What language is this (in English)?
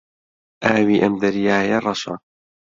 Central Kurdish